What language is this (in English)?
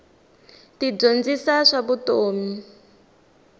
Tsonga